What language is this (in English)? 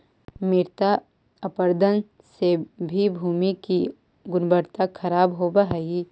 Magahi